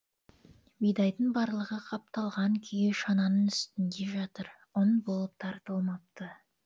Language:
Kazakh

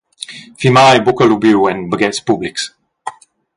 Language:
Romansh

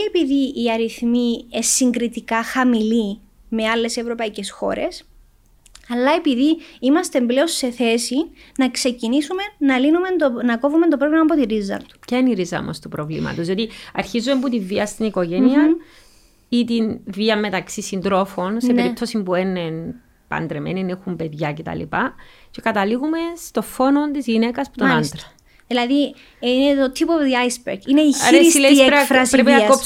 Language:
Greek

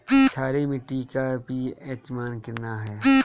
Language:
Bhojpuri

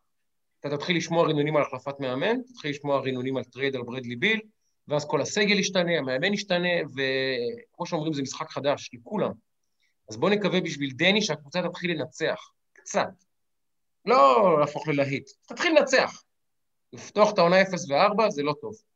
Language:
Hebrew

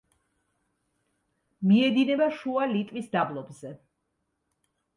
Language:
Georgian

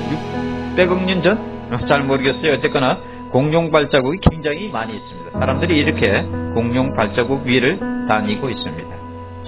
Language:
Korean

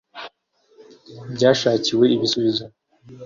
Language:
Kinyarwanda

